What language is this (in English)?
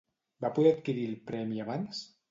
Catalan